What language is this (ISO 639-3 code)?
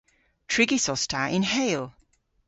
cor